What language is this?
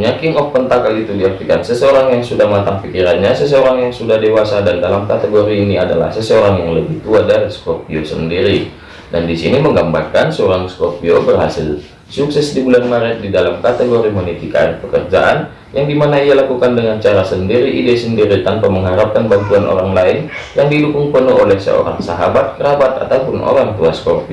Indonesian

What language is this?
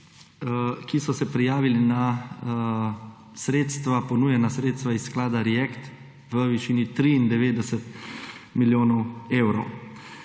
Slovenian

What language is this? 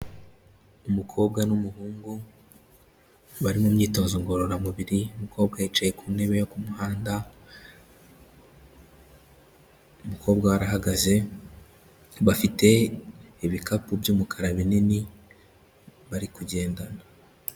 Kinyarwanda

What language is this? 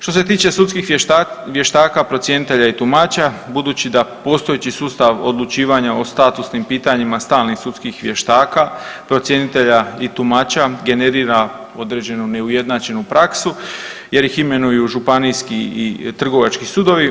Croatian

